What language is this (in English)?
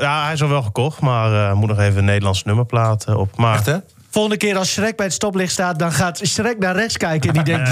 Dutch